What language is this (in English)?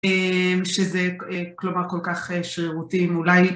Hebrew